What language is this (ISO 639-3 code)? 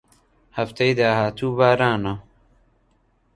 ckb